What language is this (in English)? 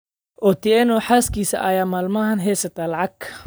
Somali